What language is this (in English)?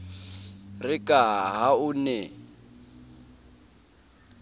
Southern Sotho